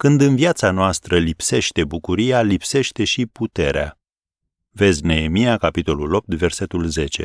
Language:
Romanian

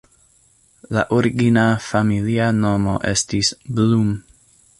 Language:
Esperanto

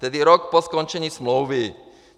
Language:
Czech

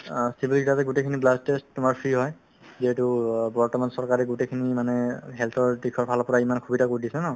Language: Assamese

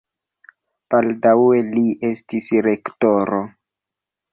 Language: Esperanto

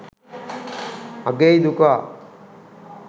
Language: Sinhala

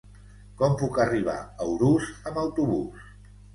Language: Catalan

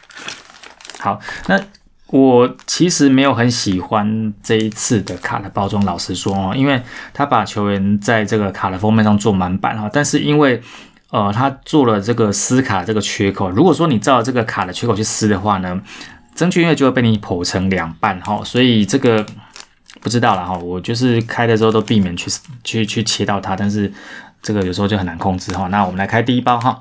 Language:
Chinese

